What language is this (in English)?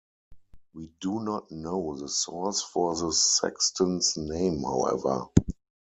English